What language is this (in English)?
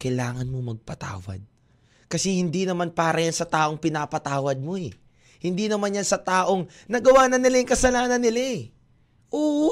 Filipino